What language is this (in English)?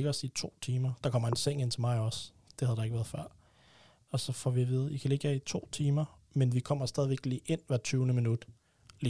Danish